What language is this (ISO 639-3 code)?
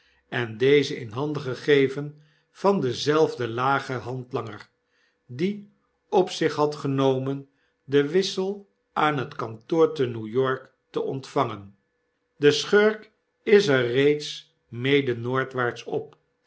nld